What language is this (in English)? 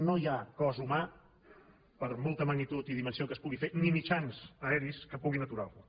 Catalan